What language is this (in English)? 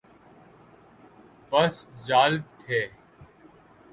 Urdu